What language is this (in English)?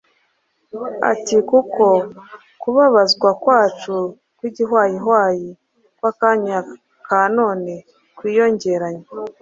Kinyarwanda